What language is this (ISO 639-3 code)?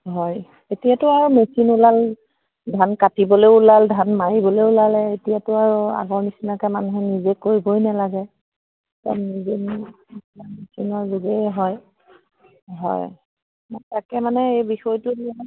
asm